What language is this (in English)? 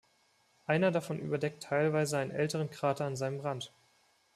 German